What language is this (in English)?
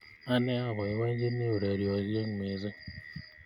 Kalenjin